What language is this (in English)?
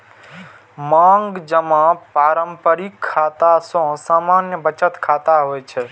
Maithili